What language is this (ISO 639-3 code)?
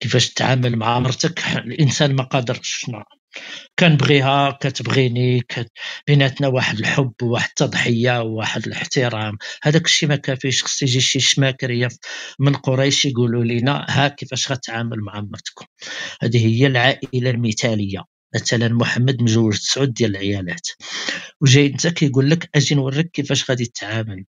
ara